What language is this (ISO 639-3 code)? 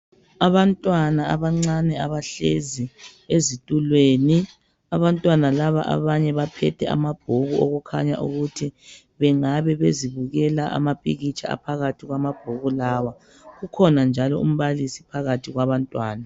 nde